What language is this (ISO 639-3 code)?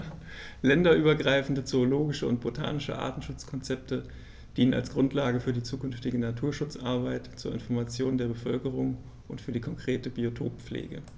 deu